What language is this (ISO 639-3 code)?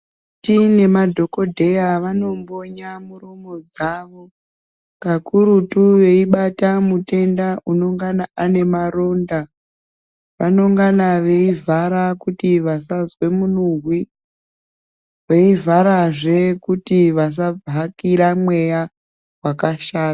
ndc